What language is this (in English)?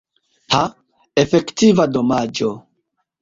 Esperanto